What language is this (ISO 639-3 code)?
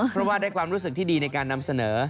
tha